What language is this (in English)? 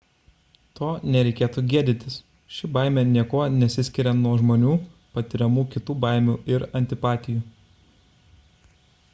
Lithuanian